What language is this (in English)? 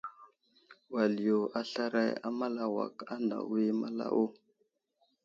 Wuzlam